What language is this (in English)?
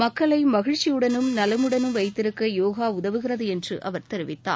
Tamil